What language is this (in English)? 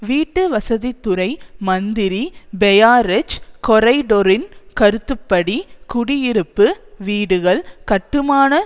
Tamil